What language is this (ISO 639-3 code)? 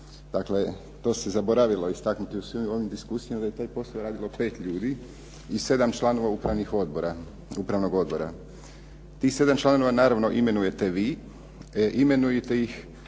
hrv